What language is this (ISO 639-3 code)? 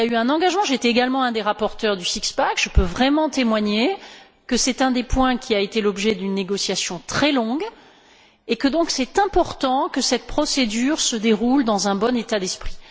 fra